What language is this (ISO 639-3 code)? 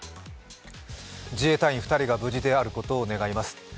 jpn